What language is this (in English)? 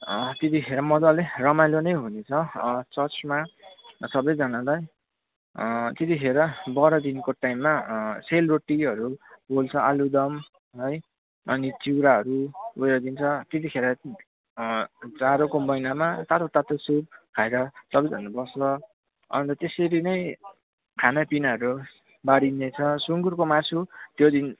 Nepali